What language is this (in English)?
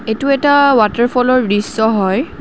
Assamese